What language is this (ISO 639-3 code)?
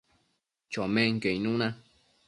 mcf